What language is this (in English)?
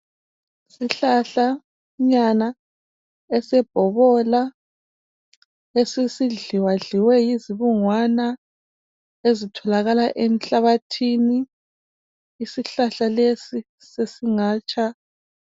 North Ndebele